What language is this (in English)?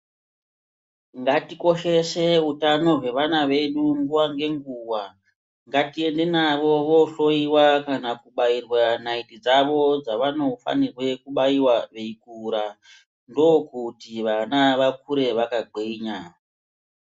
Ndau